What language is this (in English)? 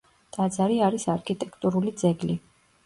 Georgian